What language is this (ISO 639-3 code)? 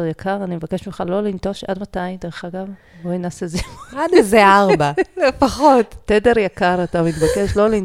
heb